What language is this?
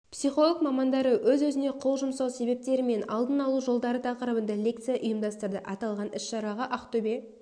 Kazakh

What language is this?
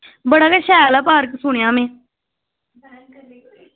Dogri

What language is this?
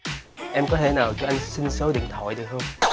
Vietnamese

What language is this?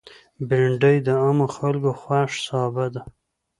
Pashto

